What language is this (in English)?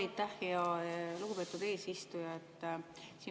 Estonian